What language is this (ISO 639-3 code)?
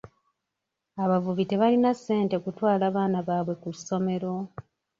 lug